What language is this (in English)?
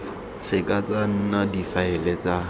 Tswana